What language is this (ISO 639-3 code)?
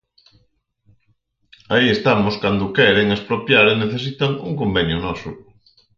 glg